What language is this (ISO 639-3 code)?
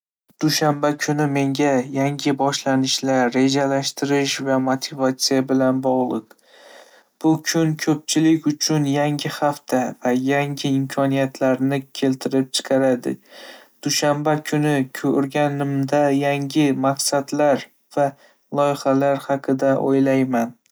uzb